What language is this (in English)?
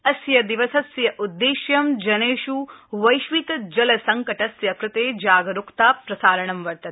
Sanskrit